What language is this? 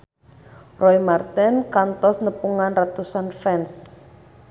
Sundanese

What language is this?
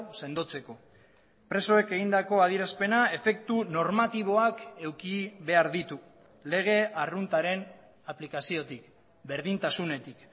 Basque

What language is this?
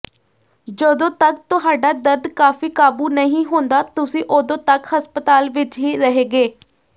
Punjabi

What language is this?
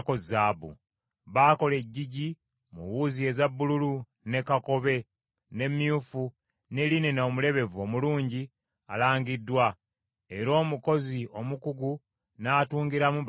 Ganda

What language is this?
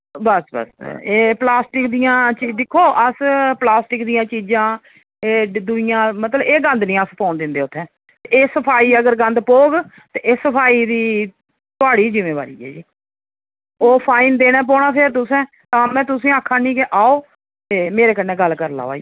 Dogri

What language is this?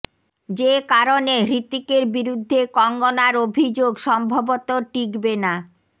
Bangla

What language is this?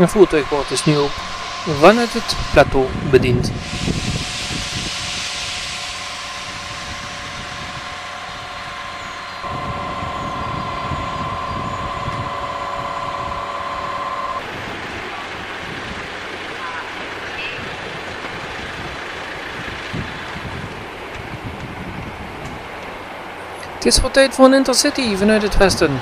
Dutch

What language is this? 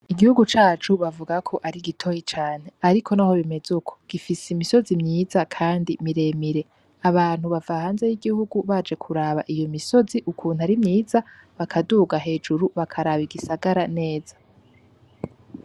Rundi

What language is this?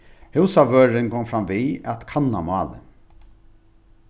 Faroese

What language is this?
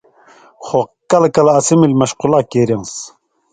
Indus Kohistani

